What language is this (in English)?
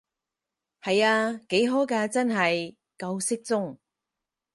Cantonese